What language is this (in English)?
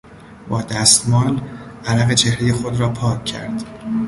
Persian